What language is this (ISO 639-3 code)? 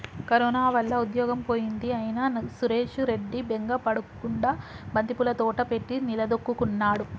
tel